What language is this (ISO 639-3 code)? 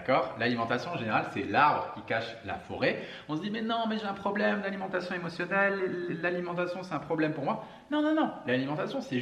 fra